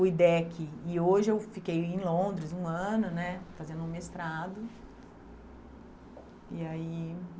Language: Portuguese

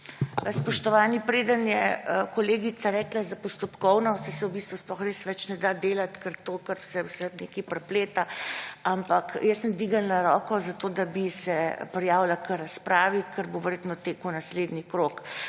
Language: Slovenian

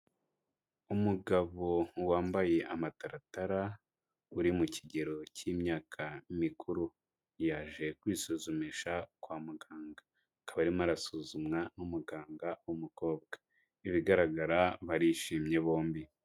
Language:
Kinyarwanda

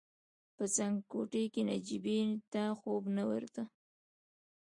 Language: Pashto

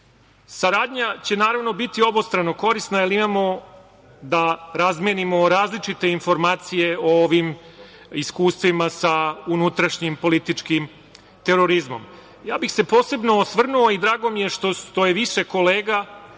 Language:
Serbian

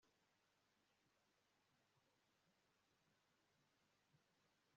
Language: Kinyarwanda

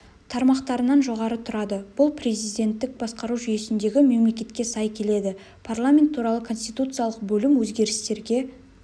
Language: Kazakh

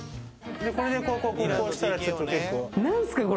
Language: Japanese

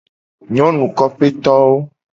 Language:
Gen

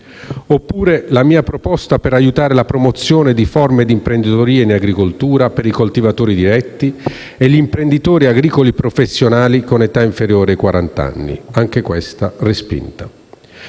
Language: Italian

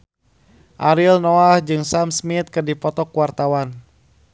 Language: Sundanese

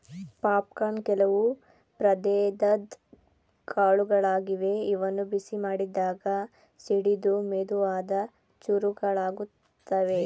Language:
Kannada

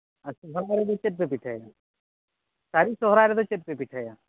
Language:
Santali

